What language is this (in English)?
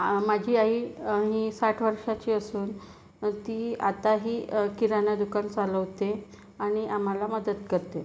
Marathi